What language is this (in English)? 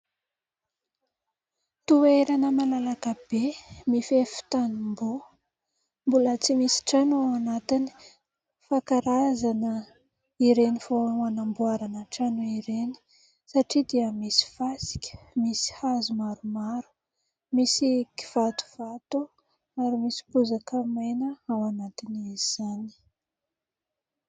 Malagasy